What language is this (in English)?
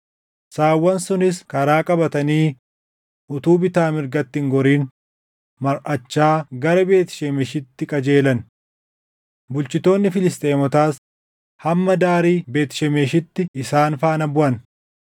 Oromo